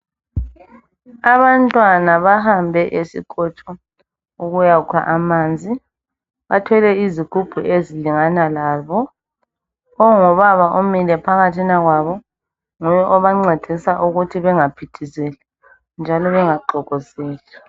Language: North Ndebele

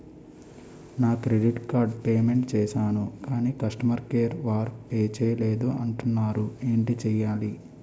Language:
Telugu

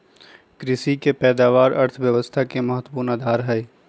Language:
Magahi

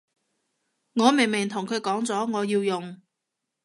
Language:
Cantonese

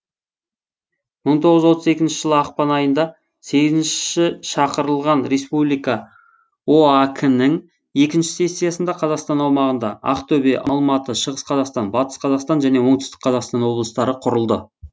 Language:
Kazakh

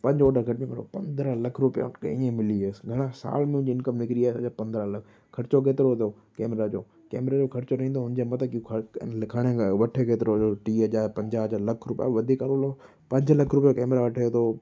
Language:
Sindhi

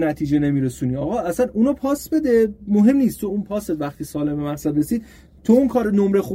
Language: Persian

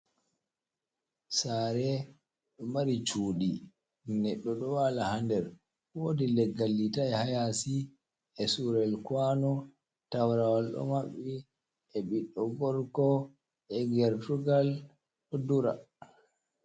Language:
Fula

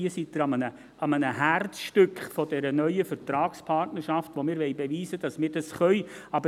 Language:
Swiss German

